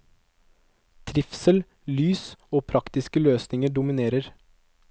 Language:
Norwegian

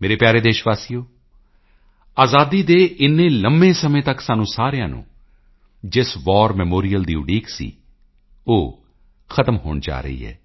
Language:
Punjabi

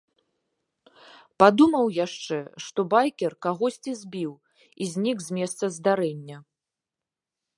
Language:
Belarusian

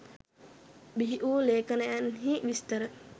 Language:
Sinhala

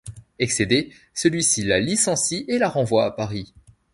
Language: French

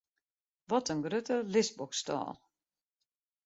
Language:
Western Frisian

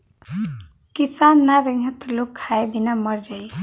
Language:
Bhojpuri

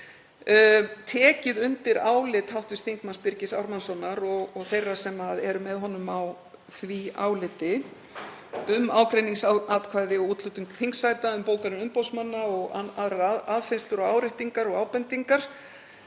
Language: Icelandic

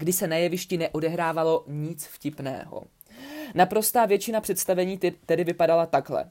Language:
Czech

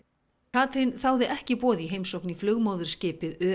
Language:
Icelandic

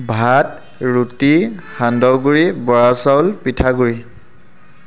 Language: Assamese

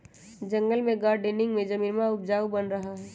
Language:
Magahi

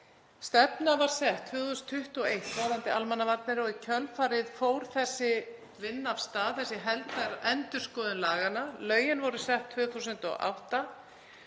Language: Icelandic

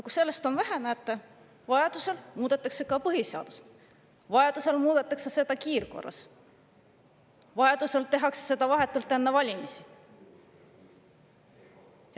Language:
Estonian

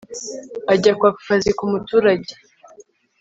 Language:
Kinyarwanda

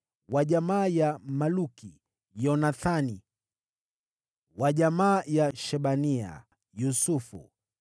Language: Swahili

